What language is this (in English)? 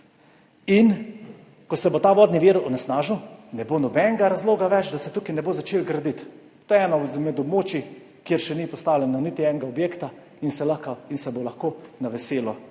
Slovenian